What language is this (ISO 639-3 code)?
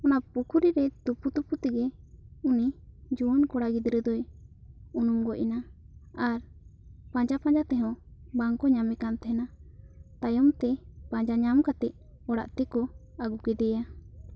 sat